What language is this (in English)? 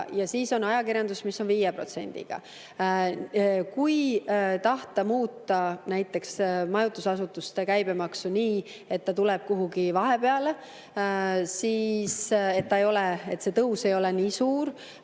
Estonian